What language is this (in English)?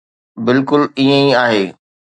Sindhi